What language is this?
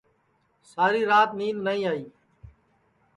Sansi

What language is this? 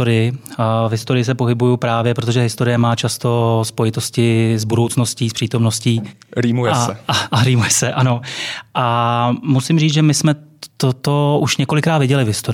Czech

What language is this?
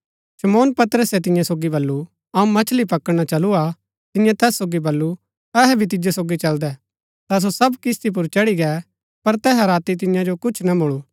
Gaddi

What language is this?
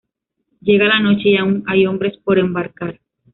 Spanish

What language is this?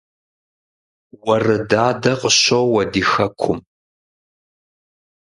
Kabardian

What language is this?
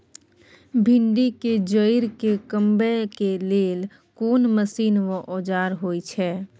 Maithili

